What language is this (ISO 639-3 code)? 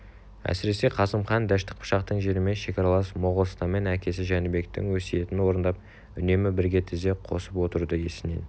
kaz